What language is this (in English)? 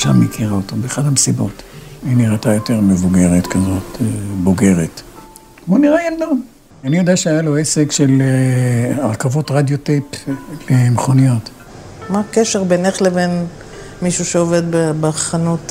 Hebrew